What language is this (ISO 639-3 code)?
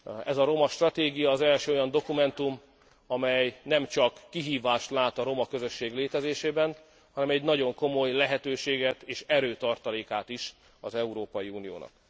hun